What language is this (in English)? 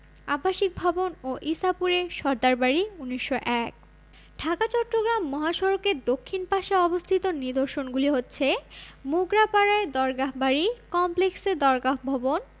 Bangla